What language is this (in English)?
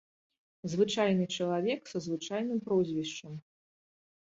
Belarusian